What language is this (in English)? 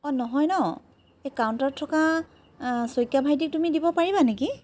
Assamese